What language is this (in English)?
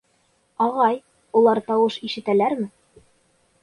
Bashkir